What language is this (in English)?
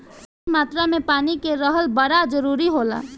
Bhojpuri